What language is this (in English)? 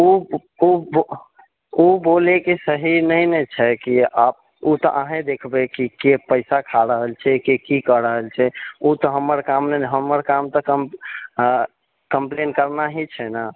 Maithili